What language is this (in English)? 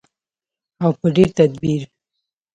Pashto